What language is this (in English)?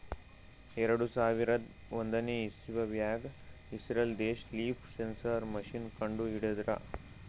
Kannada